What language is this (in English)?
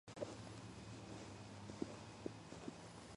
Georgian